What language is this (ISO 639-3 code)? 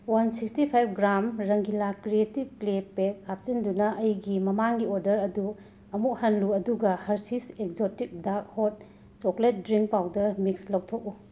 mni